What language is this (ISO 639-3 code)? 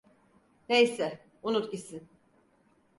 tur